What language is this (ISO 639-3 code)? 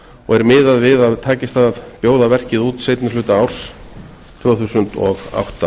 isl